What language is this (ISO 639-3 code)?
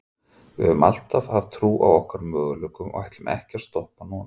isl